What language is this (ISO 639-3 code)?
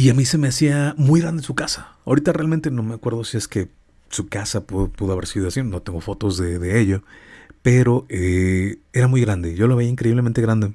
spa